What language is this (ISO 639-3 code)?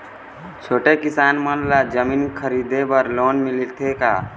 hne